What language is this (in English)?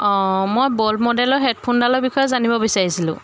Assamese